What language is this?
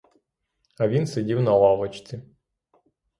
Ukrainian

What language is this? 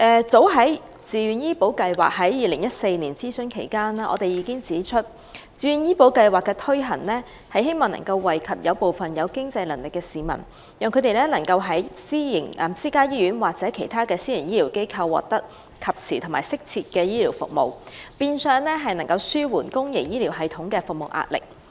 Cantonese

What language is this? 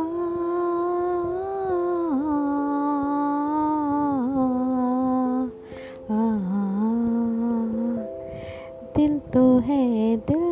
Bangla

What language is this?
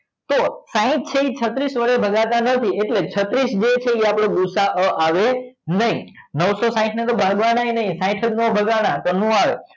Gujarati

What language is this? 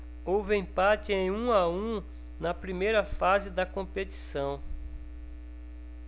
Portuguese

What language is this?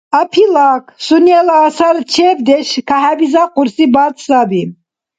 Dargwa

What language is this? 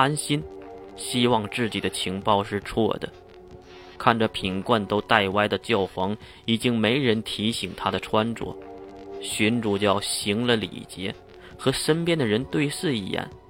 Chinese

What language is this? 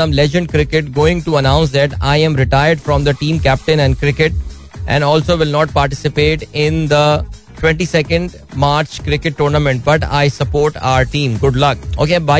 Hindi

